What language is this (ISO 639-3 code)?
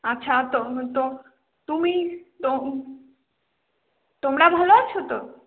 ben